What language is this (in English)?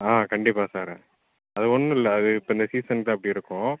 Tamil